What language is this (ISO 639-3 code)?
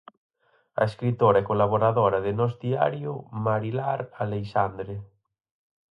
glg